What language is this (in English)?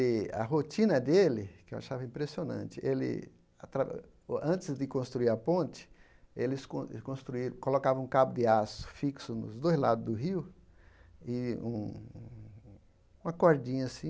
Portuguese